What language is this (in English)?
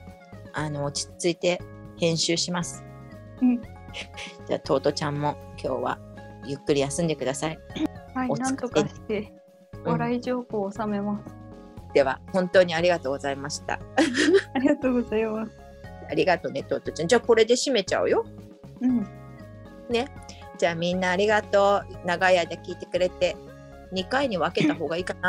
Japanese